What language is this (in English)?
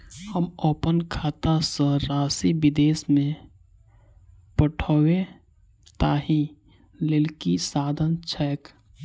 Maithili